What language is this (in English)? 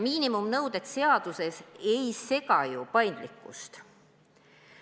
Estonian